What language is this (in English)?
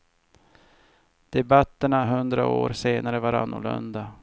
Swedish